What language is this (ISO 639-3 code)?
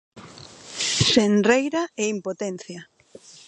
glg